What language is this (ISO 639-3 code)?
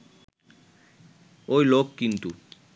ben